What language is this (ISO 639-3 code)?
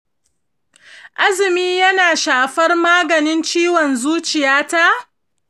hau